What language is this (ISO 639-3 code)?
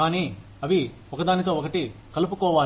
tel